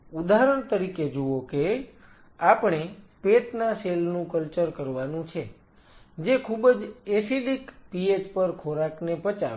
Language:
Gujarati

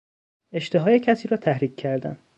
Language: Persian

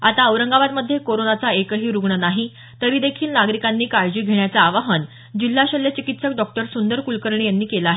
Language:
Marathi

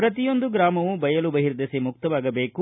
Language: Kannada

